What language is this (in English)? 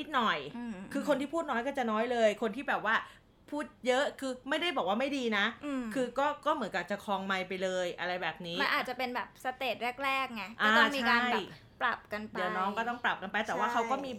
Thai